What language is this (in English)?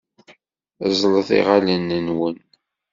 Kabyle